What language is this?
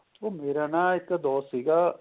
Punjabi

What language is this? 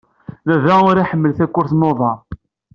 Kabyle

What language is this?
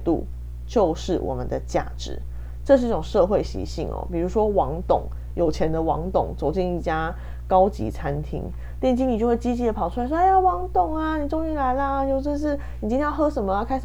Chinese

